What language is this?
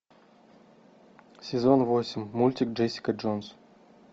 Russian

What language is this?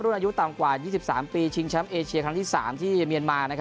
Thai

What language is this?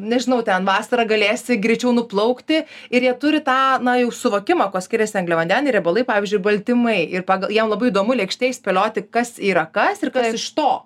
Lithuanian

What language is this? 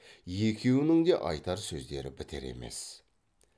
Kazakh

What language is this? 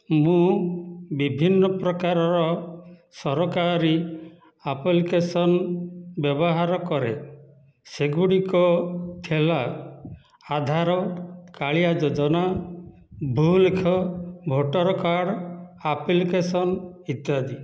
Odia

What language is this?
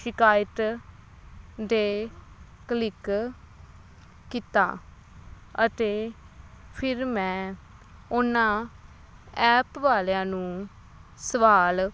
Punjabi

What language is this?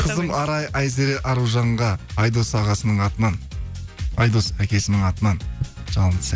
Kazakh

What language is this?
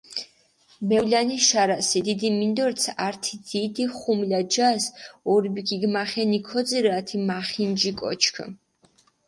Mingrelian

